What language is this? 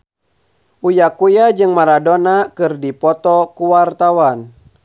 Sundanese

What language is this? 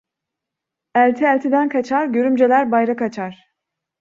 Turkish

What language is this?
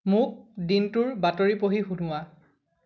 Assamese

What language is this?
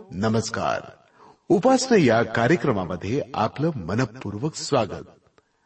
Marathi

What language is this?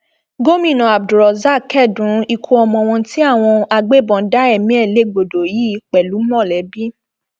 Yoruba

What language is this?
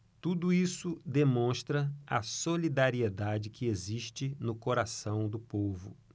Portuguese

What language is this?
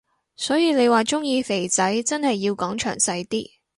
Cantonese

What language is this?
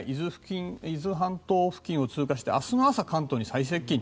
Japanese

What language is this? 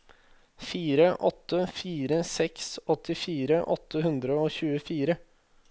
Norwegian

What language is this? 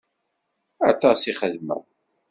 Kabyle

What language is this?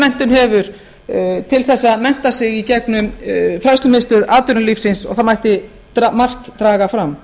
Icelandic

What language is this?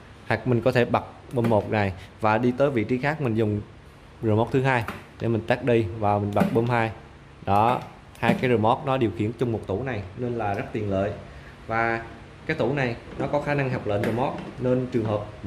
Vietnamese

